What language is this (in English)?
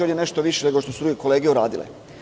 Serbian